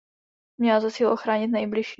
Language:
Czech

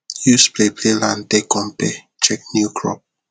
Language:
Nigerian Pidgin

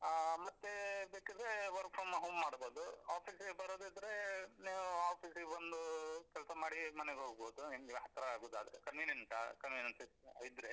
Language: Kannada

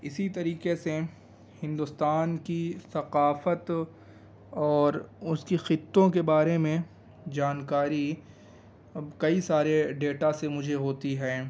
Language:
Urdu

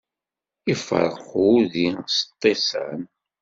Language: Kabyle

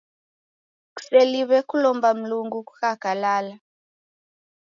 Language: Taita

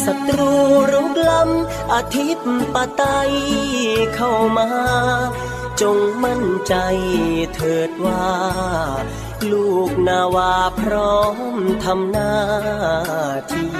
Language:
Thai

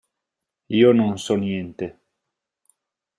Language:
Italian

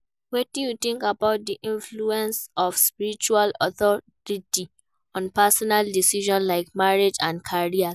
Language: Nigerian Pidgin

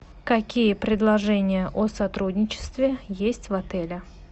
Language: Russian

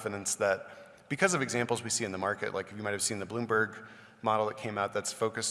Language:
English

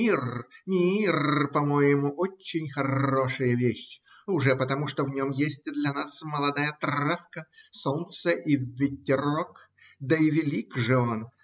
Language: Russian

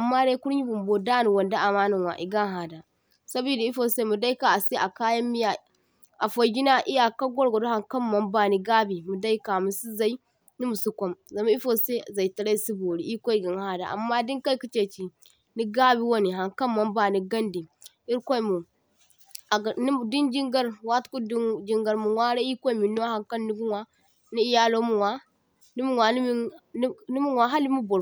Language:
Zarma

